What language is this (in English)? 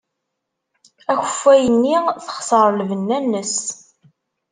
Kabyle